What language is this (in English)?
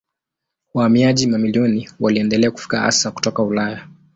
Swahili